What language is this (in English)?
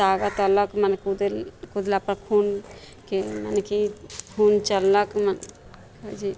Maithili